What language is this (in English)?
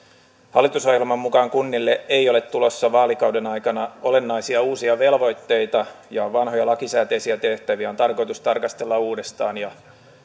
Finnish